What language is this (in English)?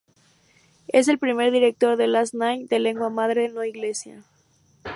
Spanish